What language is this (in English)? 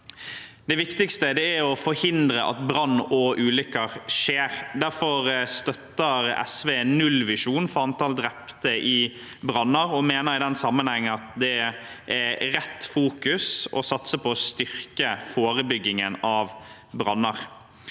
Norwegian